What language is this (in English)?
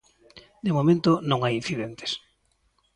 Galician